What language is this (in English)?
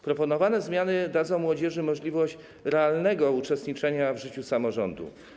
Polish